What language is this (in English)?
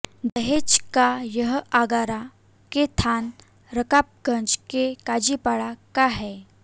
Hindi